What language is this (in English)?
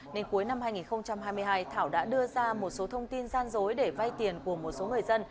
Vietnamese